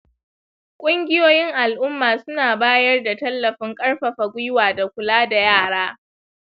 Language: Hausa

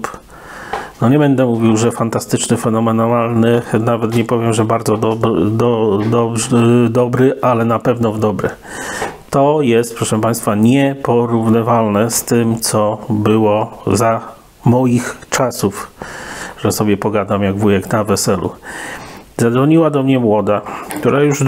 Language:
Polish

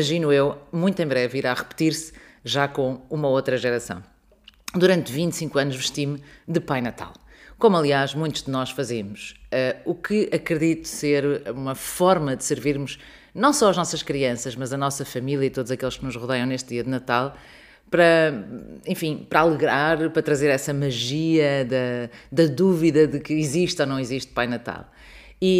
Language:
Portuguese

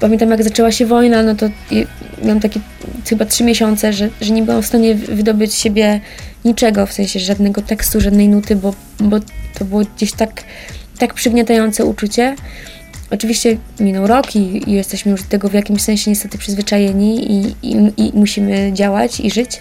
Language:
Polish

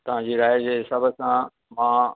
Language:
Sindhi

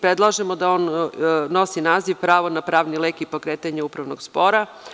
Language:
Serbian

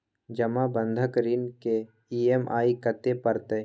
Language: Maithili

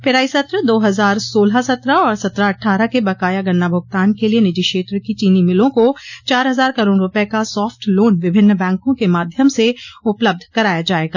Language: Hindi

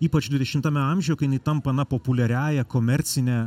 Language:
Lithuanian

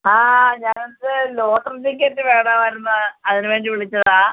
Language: Malayalam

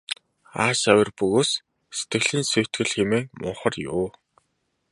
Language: Mongolian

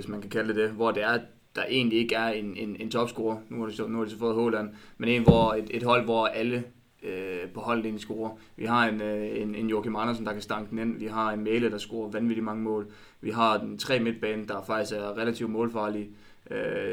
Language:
Danish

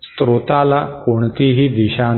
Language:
Marathi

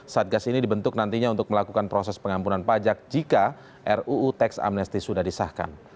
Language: Indonesian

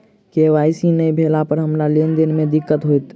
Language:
Maithili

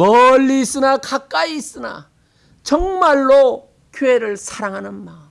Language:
Korean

